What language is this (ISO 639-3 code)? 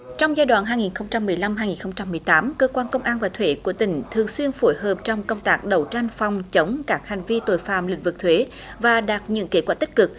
vie